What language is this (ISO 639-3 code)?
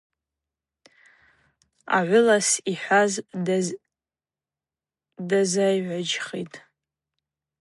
abq